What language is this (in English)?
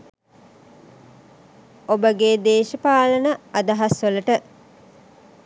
Sinhala